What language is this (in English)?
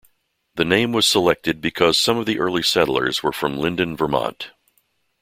English